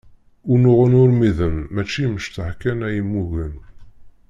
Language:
Kabyle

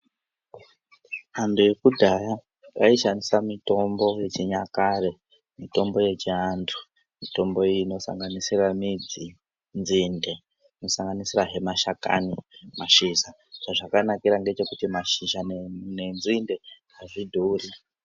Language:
Ndau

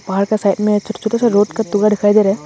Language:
Hindi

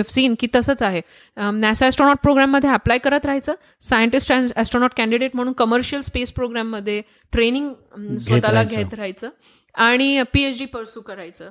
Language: Marathi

